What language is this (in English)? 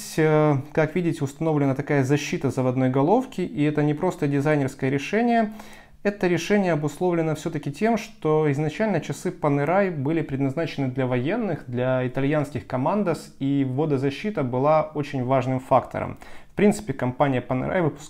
Russian